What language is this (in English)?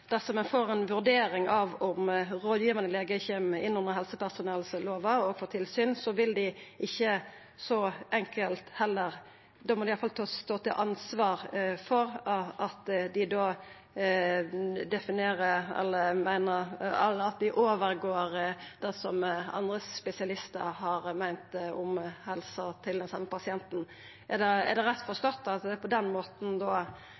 Norwegian Nynorsk